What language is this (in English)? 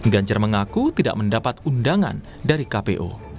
Indonesian